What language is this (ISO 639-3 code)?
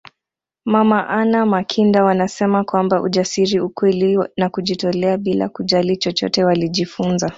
swa